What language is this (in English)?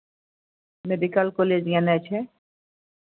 Maithili